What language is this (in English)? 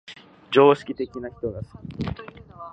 Japanese